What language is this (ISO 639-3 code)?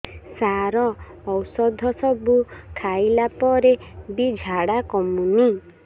ori